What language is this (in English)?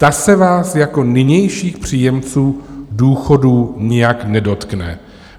Czech